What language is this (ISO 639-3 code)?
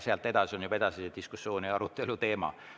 est